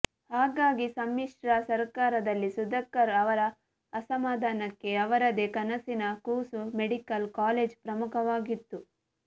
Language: Kannada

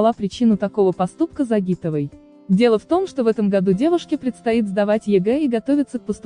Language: Russian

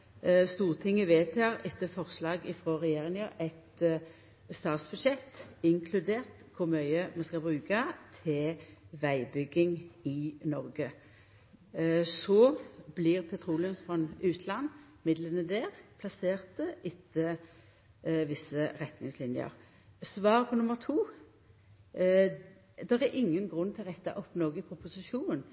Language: Norwegian Nynorsk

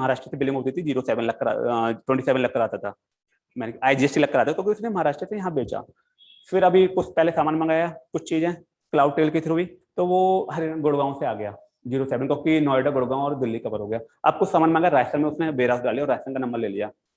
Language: Hindi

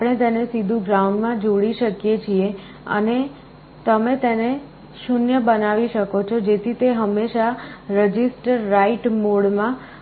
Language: Gujarati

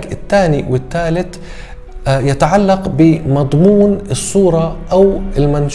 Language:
Arabic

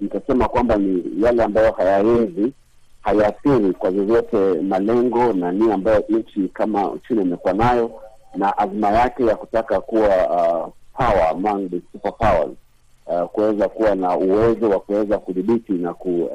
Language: Swahili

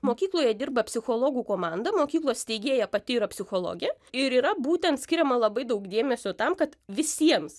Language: Lithuanian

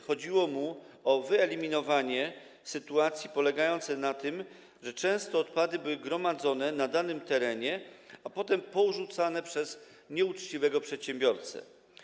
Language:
Polish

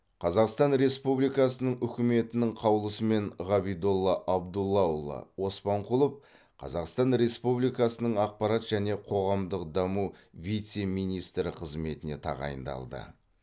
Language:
Kazakh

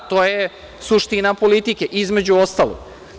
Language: Serbian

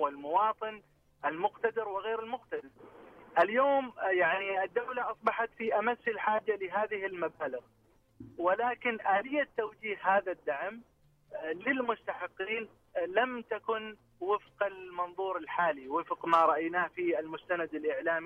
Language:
Arabic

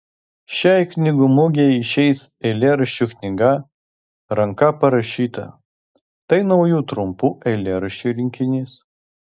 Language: Lithuanian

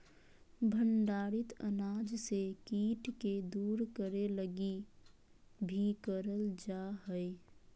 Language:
Magahi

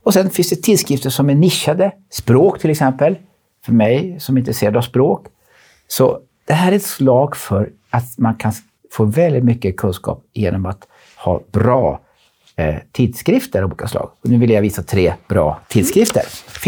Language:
Swedish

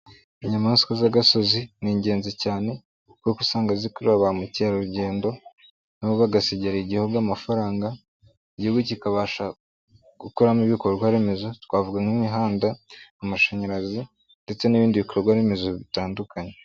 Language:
Kinyarwanda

